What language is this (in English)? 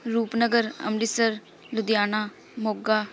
Punjabi